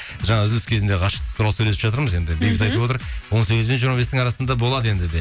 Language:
Kazakh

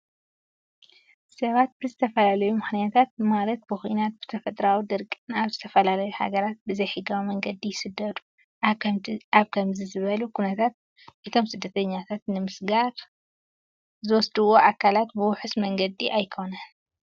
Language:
Tigrinya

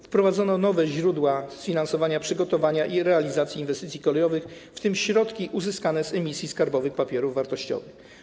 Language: Polish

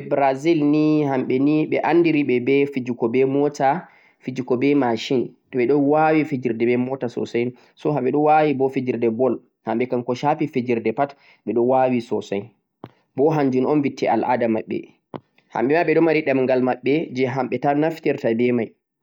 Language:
Central-Eastern Niger Fulfulde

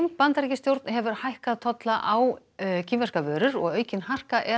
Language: Icelandic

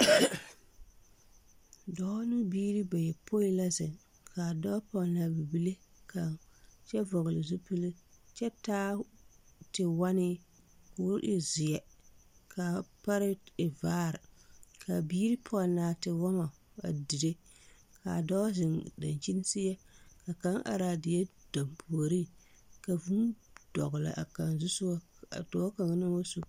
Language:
Southern Dagaare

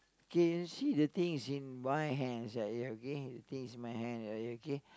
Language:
English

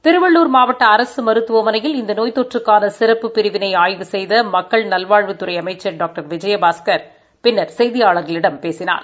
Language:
Tamil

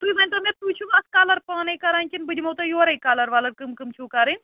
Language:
Kashmiri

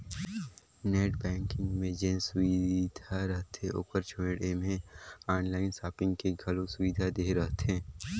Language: Chhattisgarhi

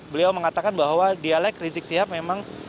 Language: Indonesian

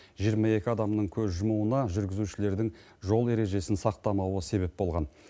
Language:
Kazakh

